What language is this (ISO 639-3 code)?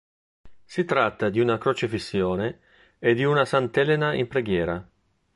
ita